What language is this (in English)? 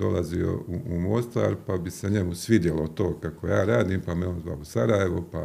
Croatian